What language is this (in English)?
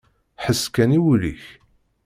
Kabyle